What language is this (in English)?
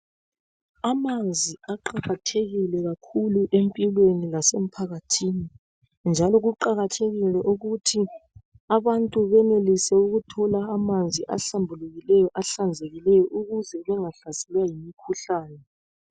North Ndebele